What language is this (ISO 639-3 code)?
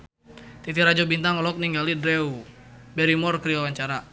sun